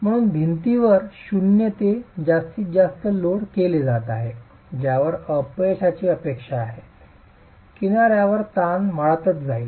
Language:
Marathi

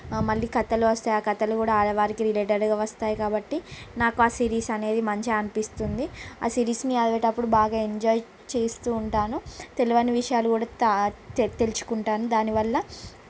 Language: Telugu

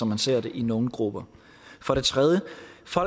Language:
Danish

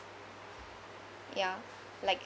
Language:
English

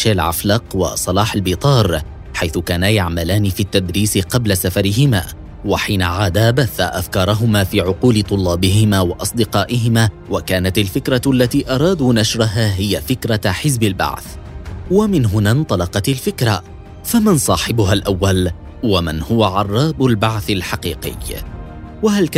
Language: Arabic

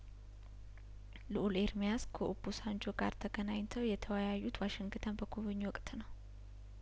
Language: Amharic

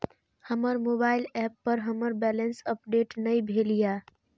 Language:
Maithili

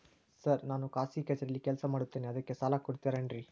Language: Kannada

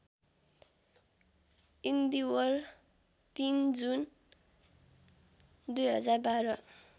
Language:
Nepali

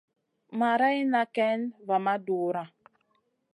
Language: Masana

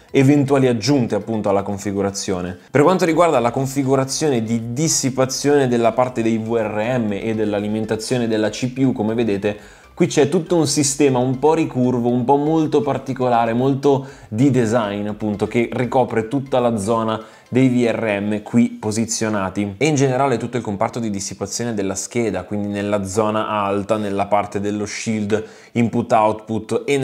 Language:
Italian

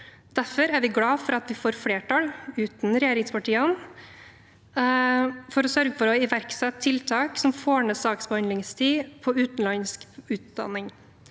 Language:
Norwegian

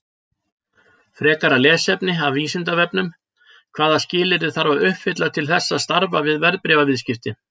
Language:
Icelandic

